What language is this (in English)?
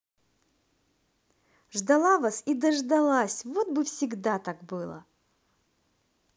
Russian